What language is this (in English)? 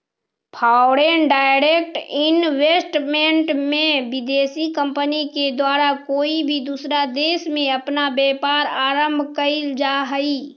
Magahi